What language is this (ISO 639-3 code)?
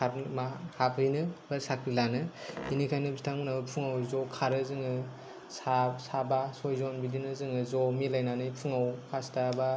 brx